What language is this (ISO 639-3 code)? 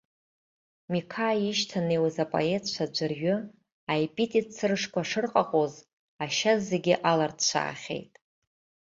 abk